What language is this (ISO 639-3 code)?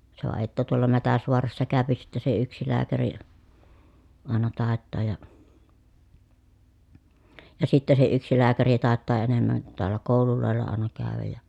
fin